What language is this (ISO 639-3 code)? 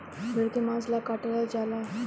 bho